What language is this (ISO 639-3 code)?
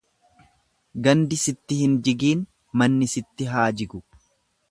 orm